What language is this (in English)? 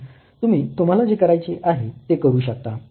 Marathi